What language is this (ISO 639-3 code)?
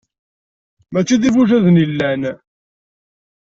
kab